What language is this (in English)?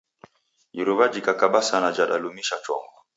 Taita